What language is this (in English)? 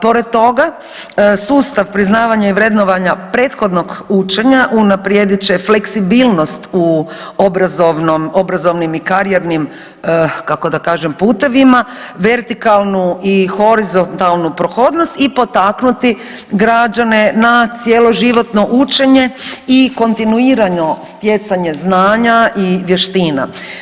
Croatian